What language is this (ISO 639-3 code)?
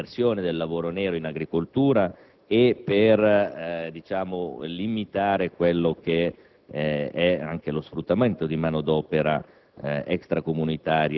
ita